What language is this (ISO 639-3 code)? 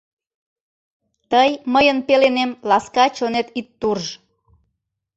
chm